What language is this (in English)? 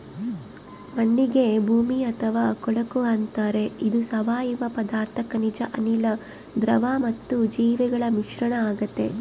Kannada